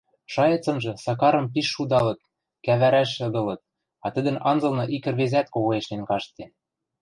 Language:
Western Mari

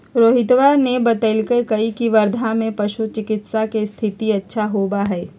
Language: Magahi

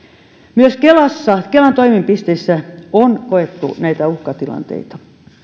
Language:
Finnish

